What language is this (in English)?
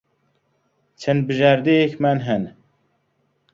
Central Kurdish